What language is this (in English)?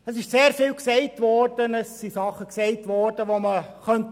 Swiss German